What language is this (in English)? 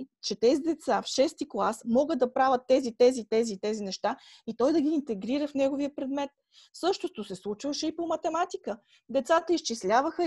Bulgarian